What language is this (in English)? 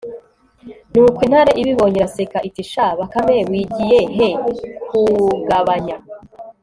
Kinyarwanda